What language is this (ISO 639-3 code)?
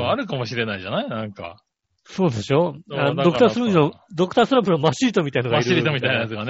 jpn